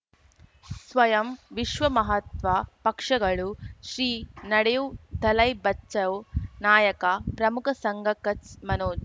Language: Kannada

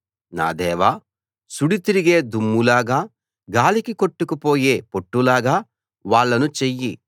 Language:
Telugu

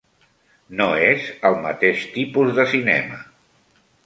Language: Catalan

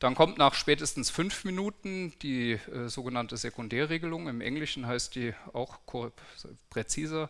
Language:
German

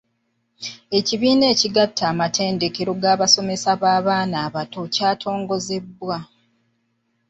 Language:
Ganda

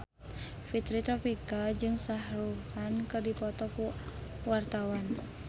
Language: Sundanese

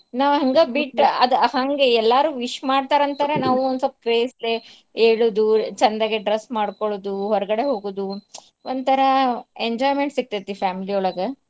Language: Kannada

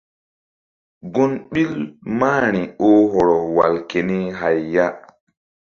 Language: Mbum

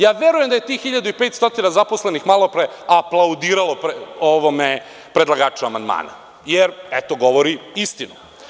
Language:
Serbian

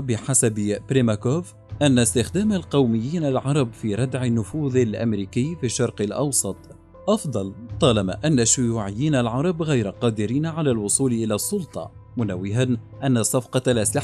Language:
Arabic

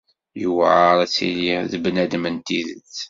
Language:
Kabyle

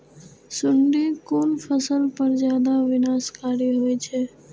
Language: Maithili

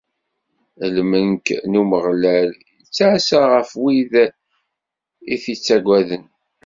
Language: Kabyle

